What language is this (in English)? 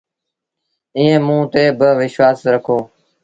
Sindhi Bhil